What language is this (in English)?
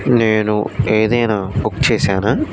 Telugu